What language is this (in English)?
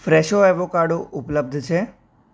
Gujarati